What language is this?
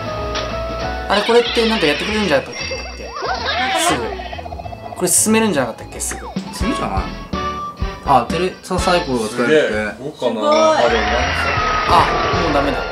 Japanese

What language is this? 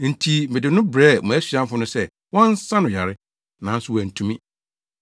Akan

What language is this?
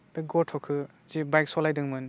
Bodo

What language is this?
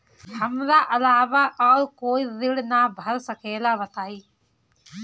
Bhojpuri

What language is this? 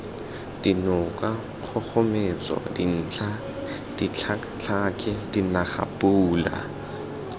Tswana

